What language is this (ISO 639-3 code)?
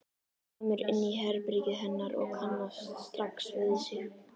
isl